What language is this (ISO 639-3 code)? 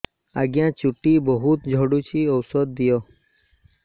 ori